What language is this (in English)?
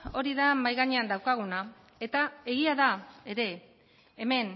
Basque